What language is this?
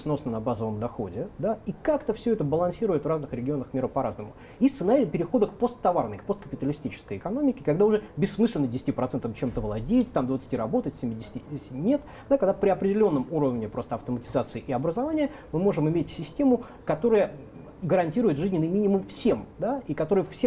Russian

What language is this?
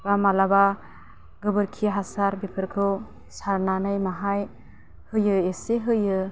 Bodo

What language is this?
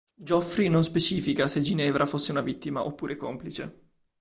Italian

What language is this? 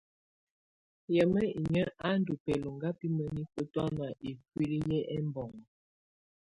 Tunen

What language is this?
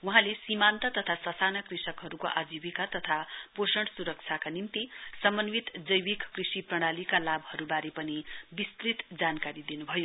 Nepali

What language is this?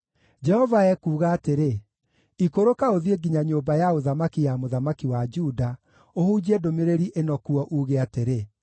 Kikuyu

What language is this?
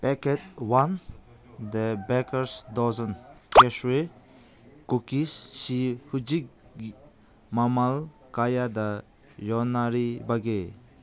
Manipuri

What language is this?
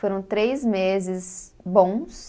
Portuguese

